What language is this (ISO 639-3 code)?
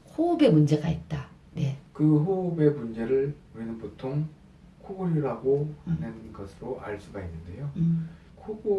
kor